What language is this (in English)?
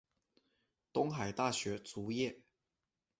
Chinese